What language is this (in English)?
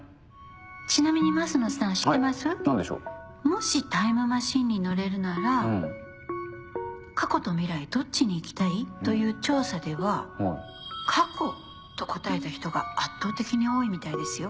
Japanese